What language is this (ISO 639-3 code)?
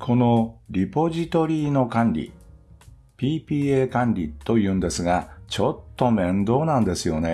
jpn